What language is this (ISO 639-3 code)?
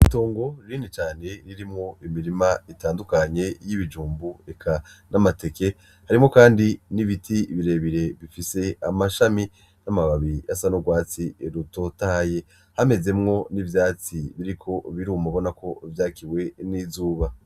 run